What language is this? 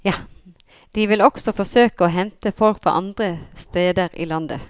Norwegian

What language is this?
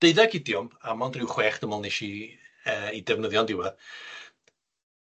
Welsh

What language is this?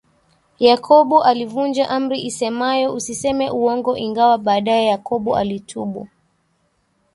Swahili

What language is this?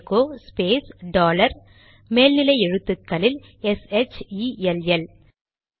Tamil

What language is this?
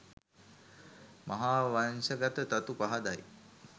Sinhala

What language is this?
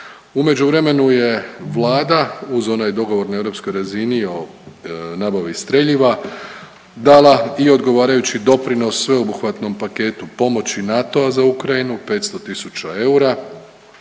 Croatian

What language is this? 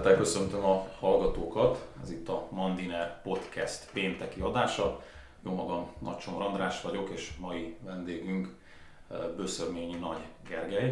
Hungarian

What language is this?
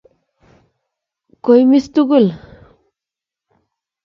Kalenjin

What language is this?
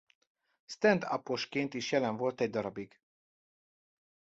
Hungarian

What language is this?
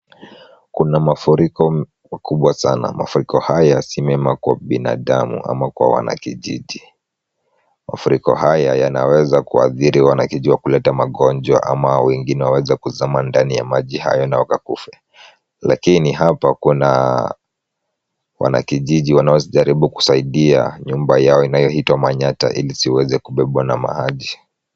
Swahili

